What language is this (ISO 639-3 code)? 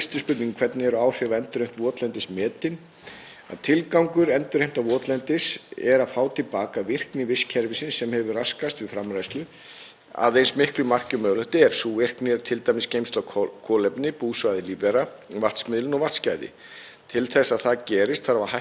isl